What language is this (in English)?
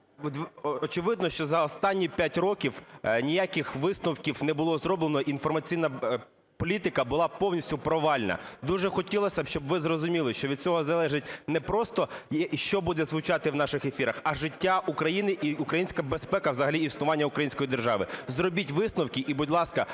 Ukrainian